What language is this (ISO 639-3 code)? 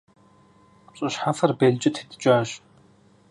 kbd